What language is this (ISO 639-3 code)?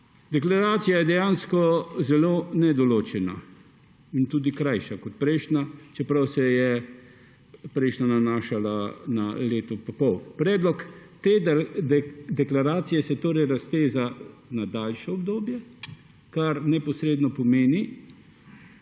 slv